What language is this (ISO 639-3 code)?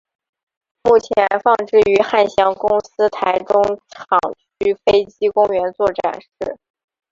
zho